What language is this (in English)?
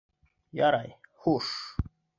Bashkir